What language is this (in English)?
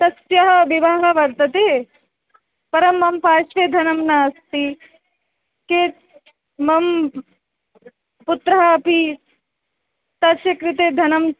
Sanskrit